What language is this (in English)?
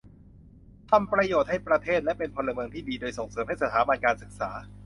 Thai